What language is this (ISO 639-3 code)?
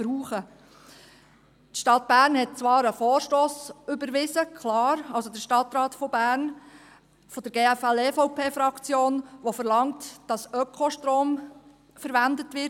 gsw